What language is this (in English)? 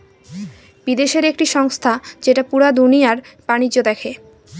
Bangla